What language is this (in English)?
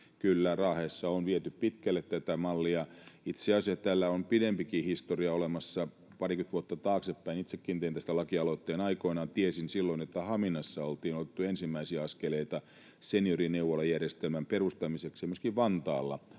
Finnish